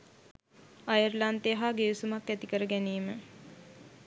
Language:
Sinhala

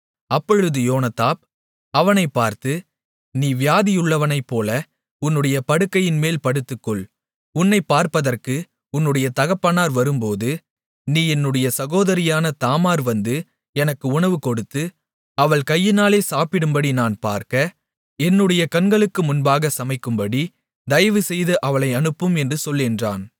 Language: Tamil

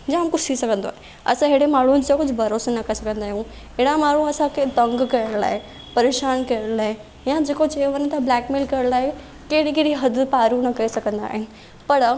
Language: Sindhi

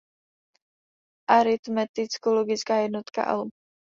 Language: Czech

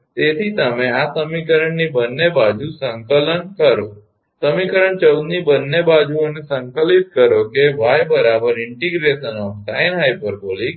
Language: Gujarati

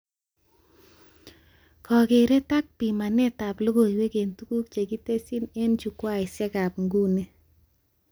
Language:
Kalenjin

